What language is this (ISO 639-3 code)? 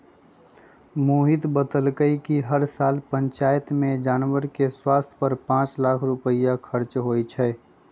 mag